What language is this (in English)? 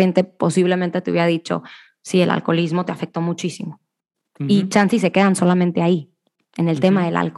Spanish